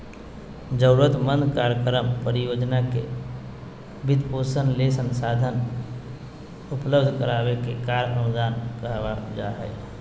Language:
Magahi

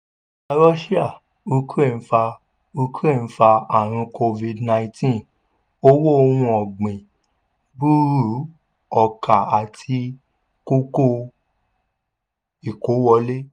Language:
Yoruba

